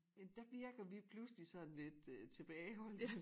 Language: Danish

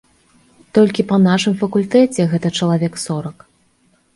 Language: Belarusian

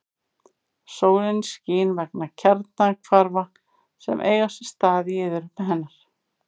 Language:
Icelandic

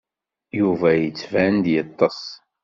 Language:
Kabyle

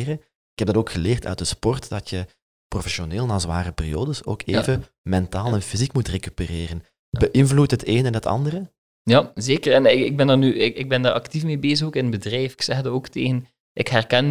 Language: Dutch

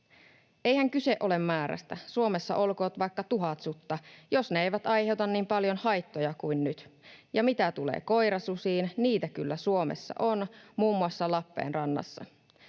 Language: Finnish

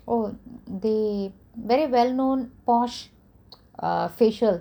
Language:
English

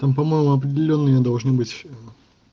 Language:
Russian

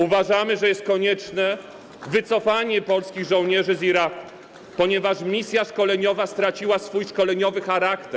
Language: Polish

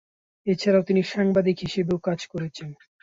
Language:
Bangla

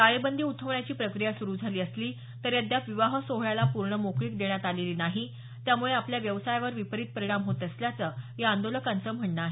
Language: Marathi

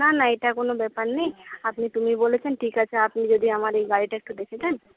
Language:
Bangla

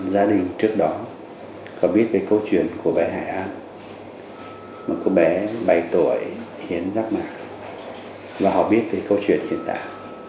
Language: Vietnamese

